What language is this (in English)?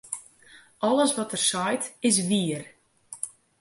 Western Frisian